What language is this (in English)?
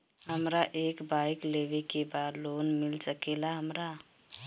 Bhojpuri